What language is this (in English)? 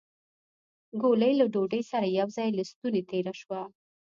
Pashto